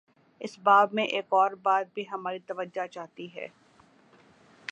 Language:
Urdu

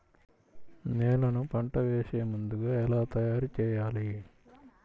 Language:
Telugu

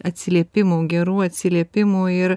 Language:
Lithuanian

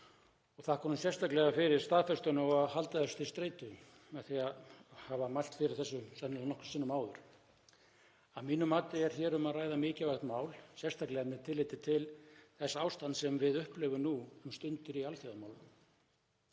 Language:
Icelandic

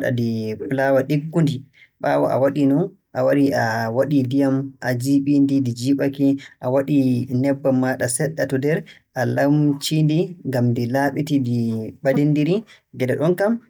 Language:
Borgu Fulfulde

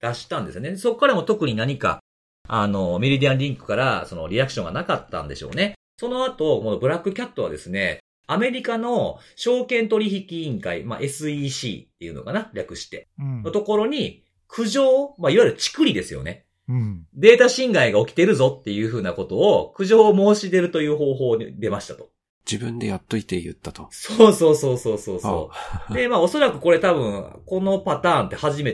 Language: Japanese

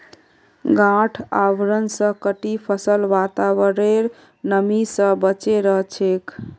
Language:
Magahi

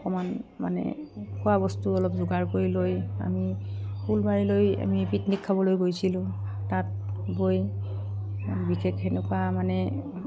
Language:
Assamese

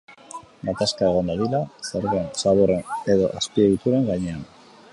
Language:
Basque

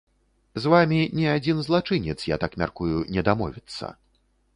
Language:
Belarusian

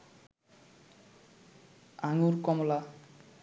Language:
Bangla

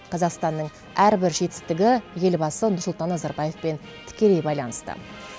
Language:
Kazakh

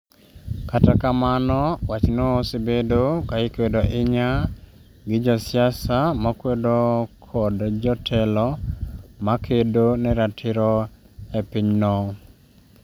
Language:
Luo (Kenya and Tanzania)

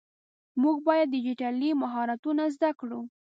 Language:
Pashto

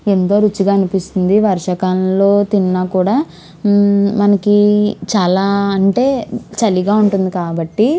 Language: Telugu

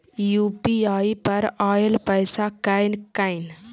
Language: Maithili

